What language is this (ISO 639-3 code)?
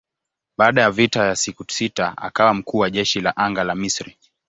swa